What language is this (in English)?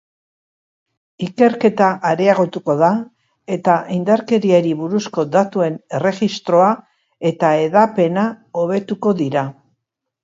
Basque